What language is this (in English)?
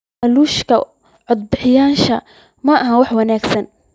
Somali